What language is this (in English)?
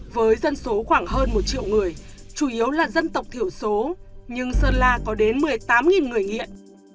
Vietnamese